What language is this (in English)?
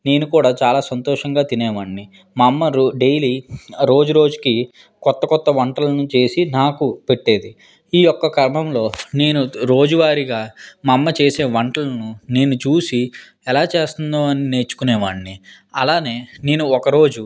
Telugu